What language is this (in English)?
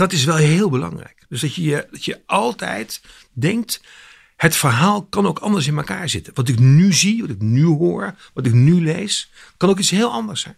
Dutch